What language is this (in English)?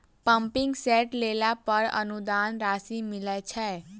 Maithili